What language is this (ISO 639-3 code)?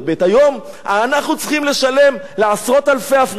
heb